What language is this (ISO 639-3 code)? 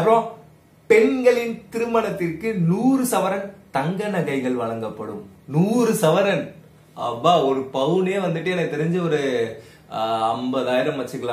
nld